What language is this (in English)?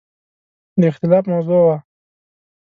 Pashto